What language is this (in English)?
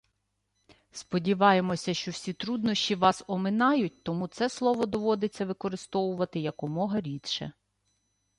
Ukrainian